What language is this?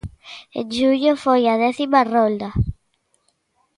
Galician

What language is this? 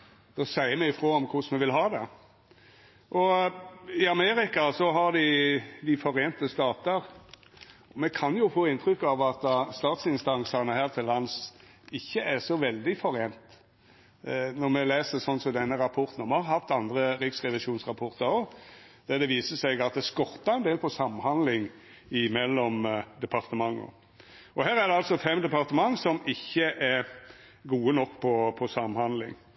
Norwegian Nynorsk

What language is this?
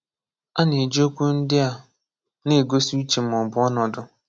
Igbo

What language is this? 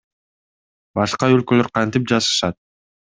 Kyrgyz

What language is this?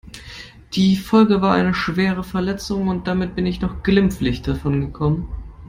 German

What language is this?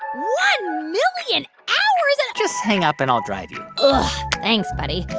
English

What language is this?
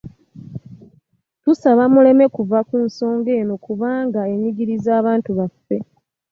Ganda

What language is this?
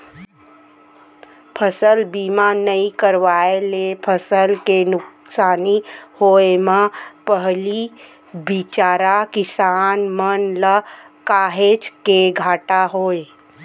Chhattisgarhi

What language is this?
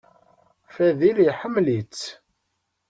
Kabyle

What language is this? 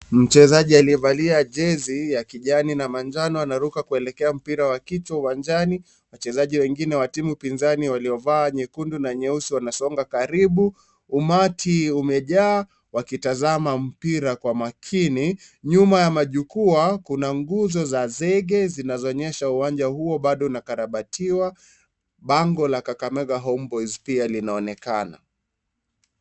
Swahili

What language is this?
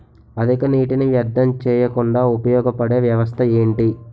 Telugu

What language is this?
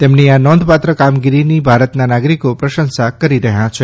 Gujarati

